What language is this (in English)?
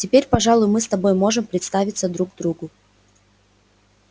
Russian